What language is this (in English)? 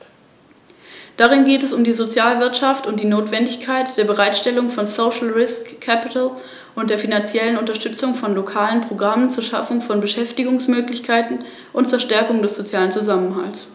German